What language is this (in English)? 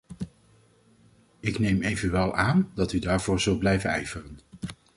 Dutch